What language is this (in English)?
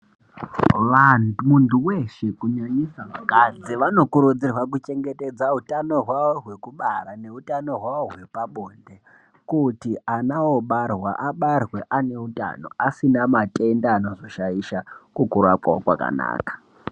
Ndau